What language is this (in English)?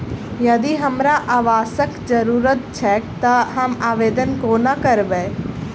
Maithili